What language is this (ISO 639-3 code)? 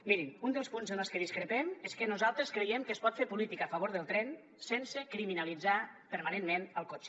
cat